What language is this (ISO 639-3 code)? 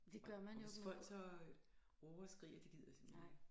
dan